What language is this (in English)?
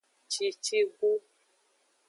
Aja (Benin)